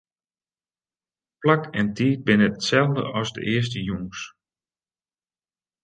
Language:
Western Frisian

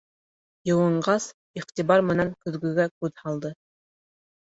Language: Bashkir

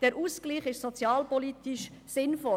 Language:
Swiss German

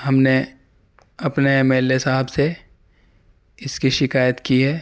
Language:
Urdu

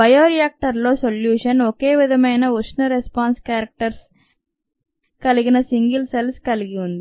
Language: Telugu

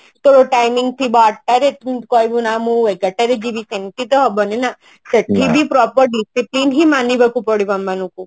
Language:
Odia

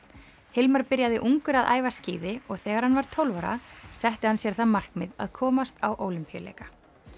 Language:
Icelandic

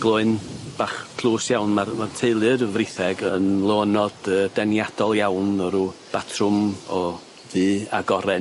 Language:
Welsh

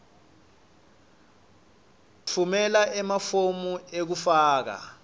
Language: Swati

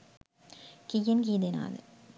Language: Sinhala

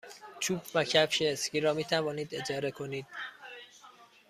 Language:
Persian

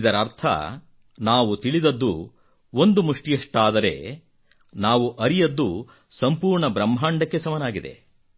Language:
Kannada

